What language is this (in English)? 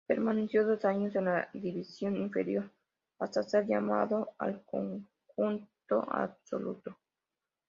Spanish